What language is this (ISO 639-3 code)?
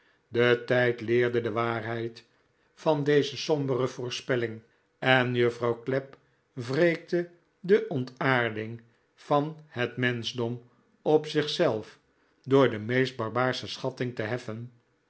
nld